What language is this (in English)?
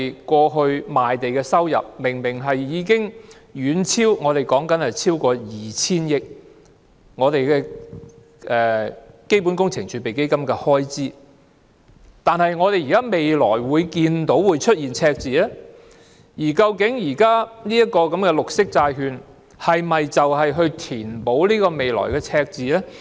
Cantonese